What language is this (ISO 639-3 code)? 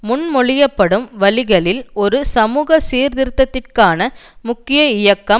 tam